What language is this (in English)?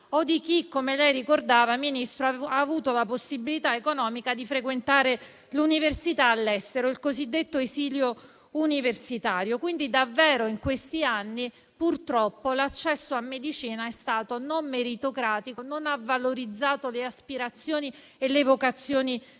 Italian